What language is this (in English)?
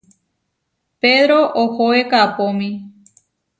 Huarijio